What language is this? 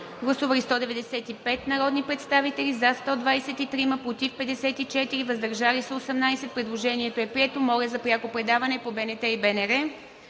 Bulgarian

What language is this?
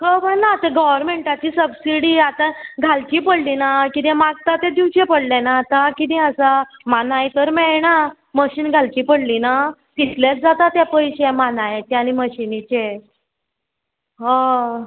Konkani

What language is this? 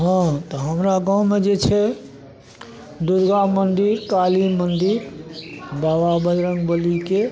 Maithili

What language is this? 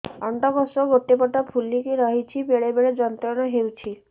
Odia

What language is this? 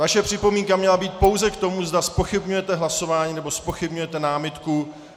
Czech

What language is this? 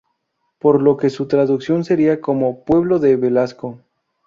Spanish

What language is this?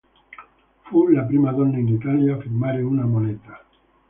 Italian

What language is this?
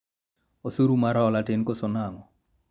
Luo (Kenya and Tanzania)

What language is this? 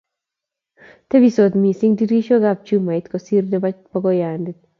Kalenjin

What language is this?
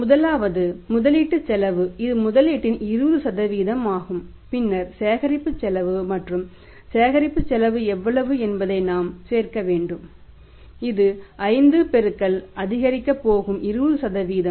Tamil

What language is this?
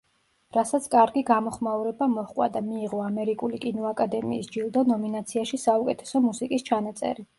Georgian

